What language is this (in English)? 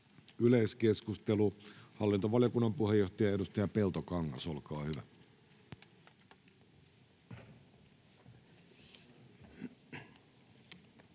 Finnish